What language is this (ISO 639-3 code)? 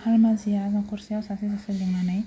brx